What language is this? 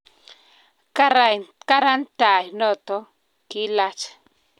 Kalenjin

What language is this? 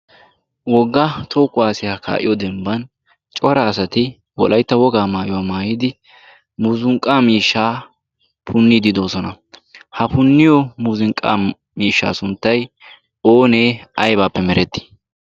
Wolaytta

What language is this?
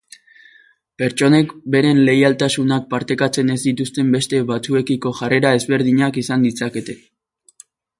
Basque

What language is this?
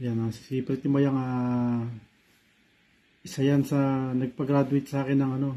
Filipino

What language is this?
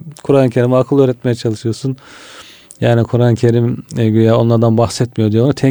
Turkish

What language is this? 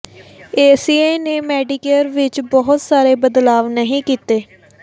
Punjabi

